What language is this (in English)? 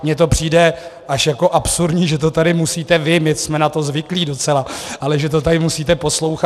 Czech